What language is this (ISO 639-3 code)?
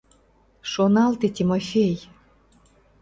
chm